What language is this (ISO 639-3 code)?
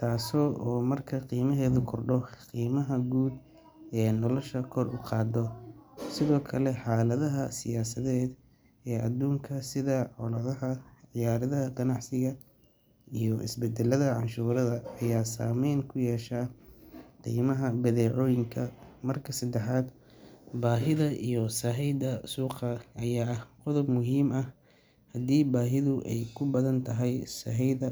som